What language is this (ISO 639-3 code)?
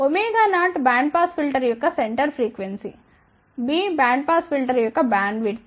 tel